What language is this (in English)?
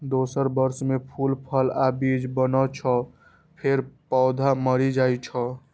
Maithili